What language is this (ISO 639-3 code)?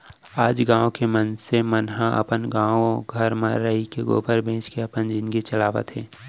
hne